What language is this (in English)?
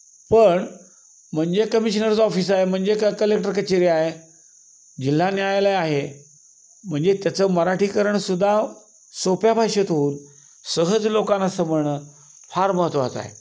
Marathi